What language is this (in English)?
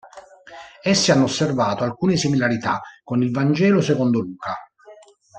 Italian